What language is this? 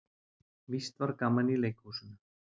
Icelandic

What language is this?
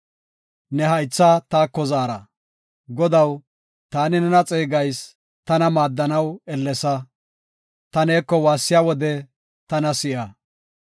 Gofa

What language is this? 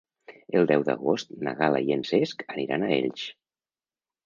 Catalan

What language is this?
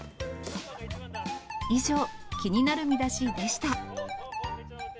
Japanese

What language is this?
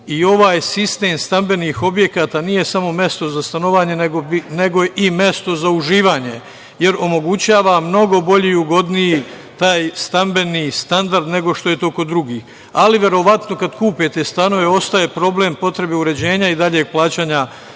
Serbian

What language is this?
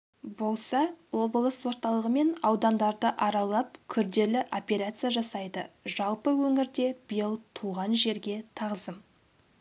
Kazakh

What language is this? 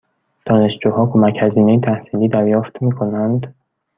Persian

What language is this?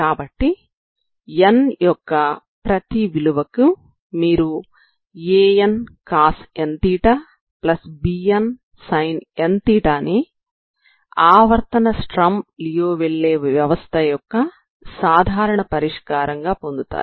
Telugu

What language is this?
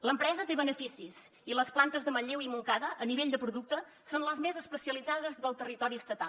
Catalan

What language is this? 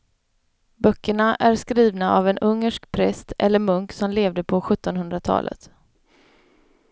Swedish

